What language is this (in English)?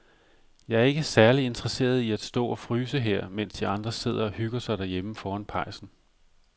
Danish